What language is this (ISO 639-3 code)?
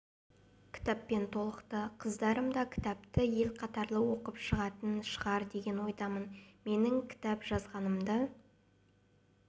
kaz